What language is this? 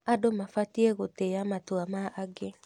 Kikuyu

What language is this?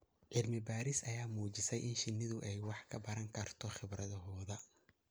Somali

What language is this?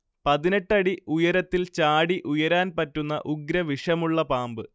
Malayalam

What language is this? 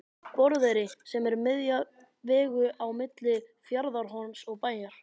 Icelandic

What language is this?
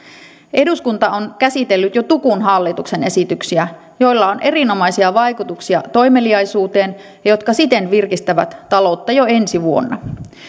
Finnish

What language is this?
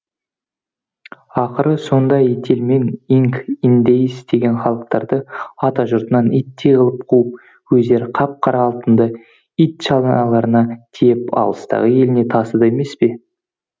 Kazakh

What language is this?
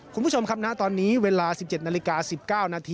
Thai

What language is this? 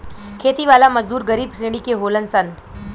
Bhojpuri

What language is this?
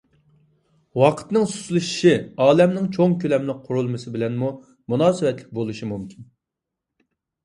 Uyghur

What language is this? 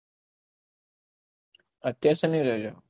Gujarati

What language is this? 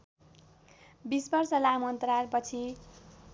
Nepali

